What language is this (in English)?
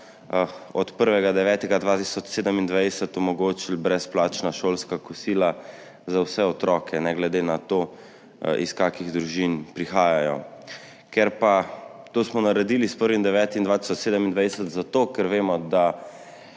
Slovenian